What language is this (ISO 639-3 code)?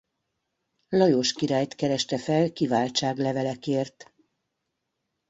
hun